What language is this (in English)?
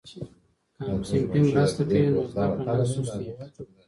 Pashto